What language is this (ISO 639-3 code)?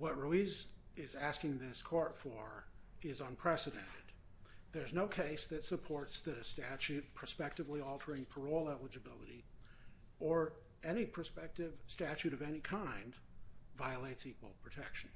eng